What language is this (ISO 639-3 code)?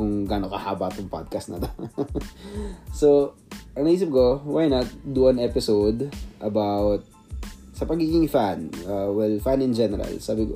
fil